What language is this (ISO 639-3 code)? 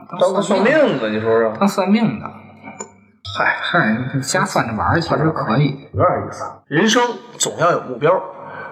zho